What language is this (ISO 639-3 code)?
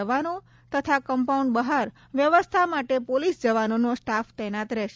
guj